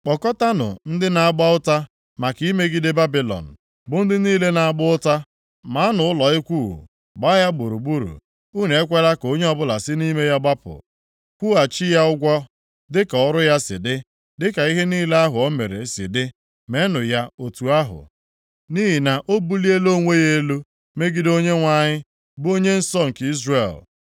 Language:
Igbo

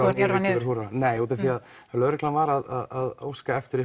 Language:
Icelandic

